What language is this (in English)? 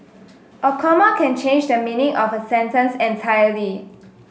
English